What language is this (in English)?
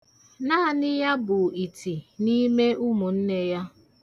Igbo